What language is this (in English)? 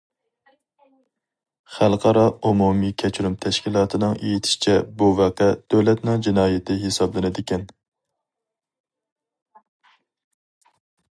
Uyghur